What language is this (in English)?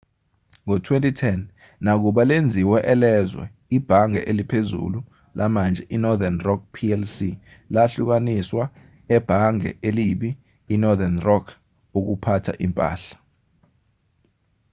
Zulu